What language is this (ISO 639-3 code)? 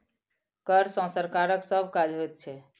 mai